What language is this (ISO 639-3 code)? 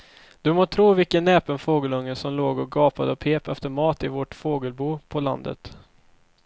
swe